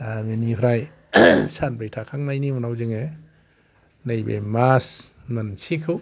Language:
Bodo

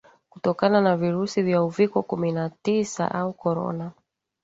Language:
Swahili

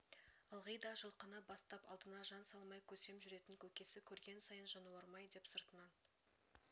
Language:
Kazakh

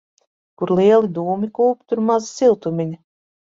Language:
Latvian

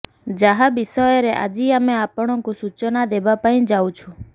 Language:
Odia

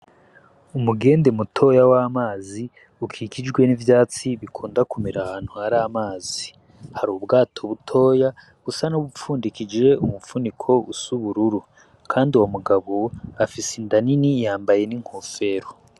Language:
Rundi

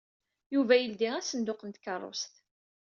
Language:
Kabyle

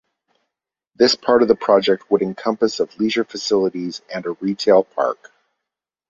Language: English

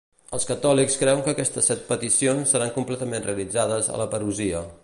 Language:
Catalan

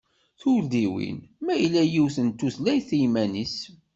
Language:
Kabyle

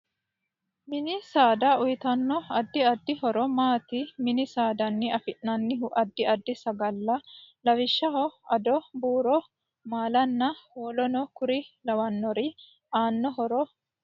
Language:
Sidamo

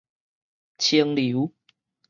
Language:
Min Nan Chinese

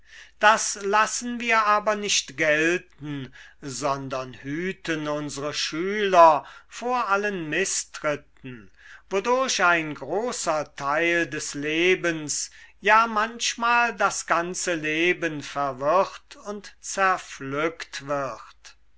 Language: German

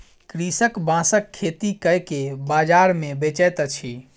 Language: Maithili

